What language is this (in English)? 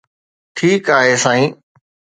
Sindhi